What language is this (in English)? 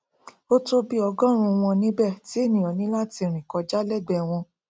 Yoruba